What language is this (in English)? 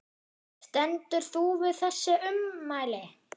Icelandic